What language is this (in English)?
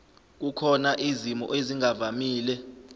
Zulu